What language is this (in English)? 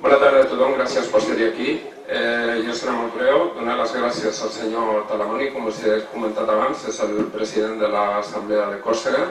Spanish